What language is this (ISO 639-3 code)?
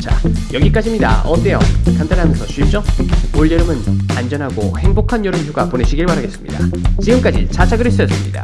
kor